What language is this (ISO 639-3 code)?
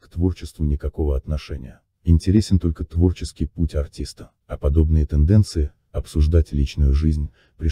rus